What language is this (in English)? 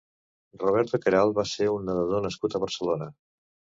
Catalan